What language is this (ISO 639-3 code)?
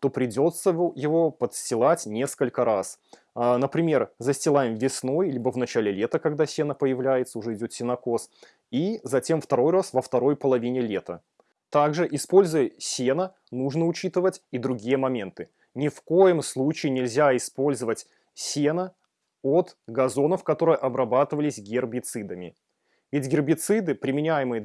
rus